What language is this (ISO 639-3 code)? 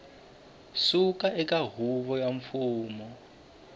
tso